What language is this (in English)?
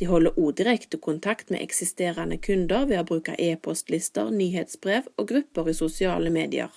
German